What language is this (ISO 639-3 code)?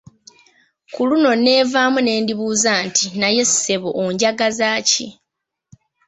lug